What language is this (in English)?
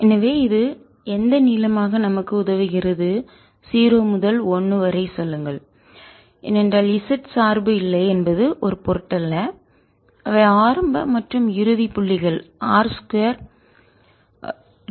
Tamil